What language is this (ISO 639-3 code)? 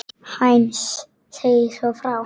isl